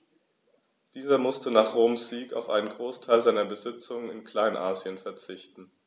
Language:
German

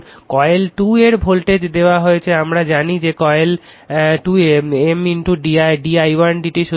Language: Bangla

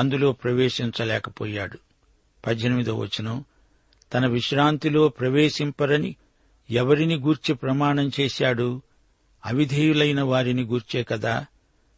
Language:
Telugu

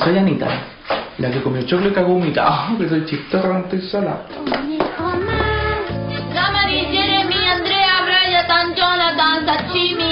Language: Spanish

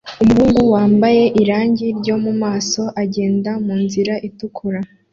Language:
Kinyarwanda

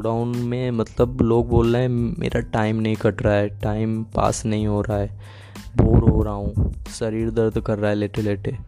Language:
Hindi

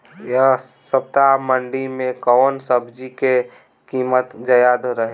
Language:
Bhojpuri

